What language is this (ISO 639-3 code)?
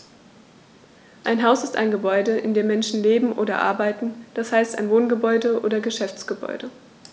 deu